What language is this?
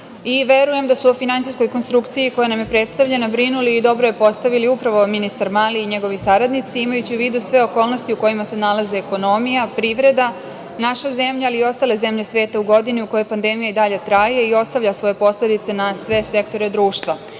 Serbian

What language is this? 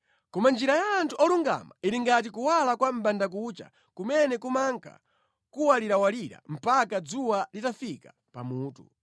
Nyanja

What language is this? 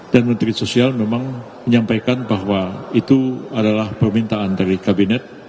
Indonesian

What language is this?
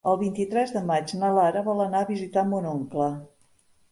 Catalan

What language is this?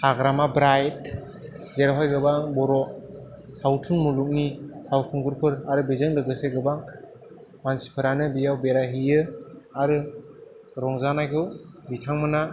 Bodo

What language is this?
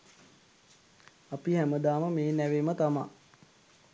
Sinhala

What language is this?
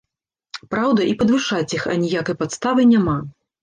Belarusian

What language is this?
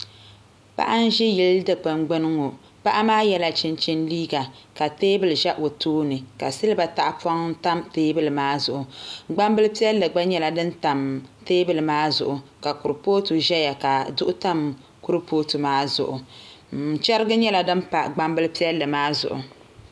Dagbani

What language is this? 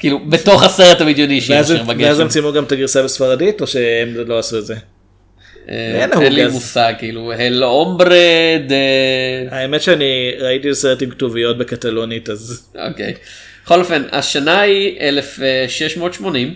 Hebrew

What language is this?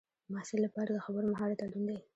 Pashto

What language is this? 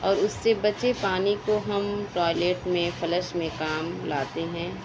Urdu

